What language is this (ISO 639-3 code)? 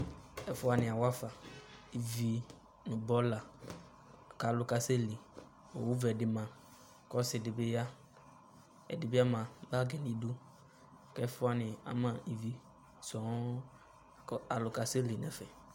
kpo